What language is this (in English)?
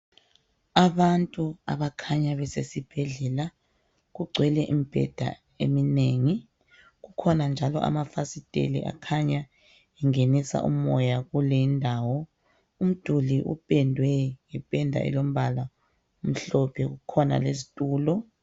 North Ndebele